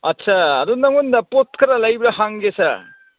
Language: Manipuri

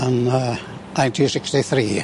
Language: Welsh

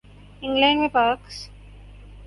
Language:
Urdu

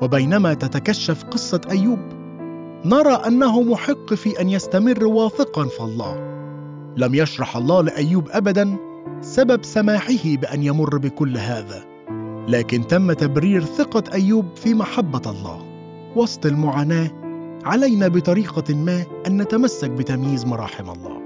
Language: Arabic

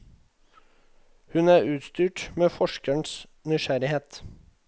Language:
Norwegian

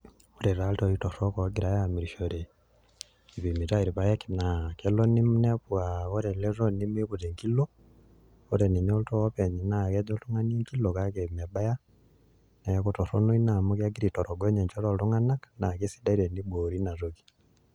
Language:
Masai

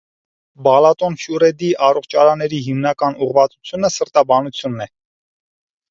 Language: Armenian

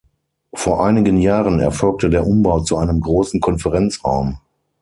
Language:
German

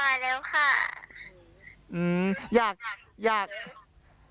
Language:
Thai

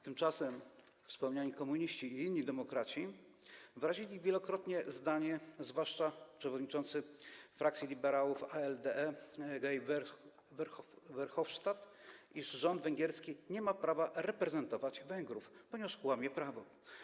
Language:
Polish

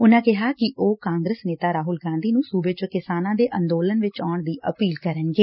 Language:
Punjabi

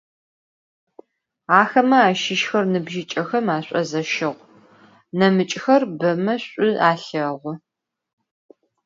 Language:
Adyghe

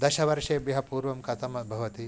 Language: Sanskrit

